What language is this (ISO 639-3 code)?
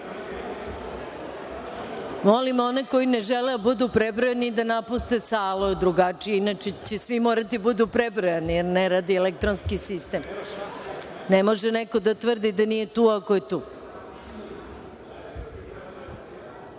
srp